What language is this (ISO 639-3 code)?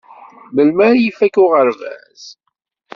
kab